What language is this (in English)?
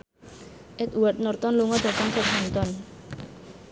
Javanese